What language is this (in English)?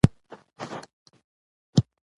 Pashto